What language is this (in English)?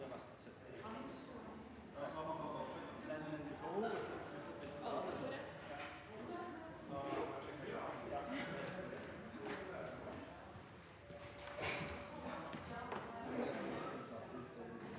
Norwegian